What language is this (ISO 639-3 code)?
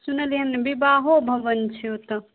mai